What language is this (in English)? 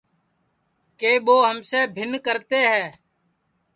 Sansi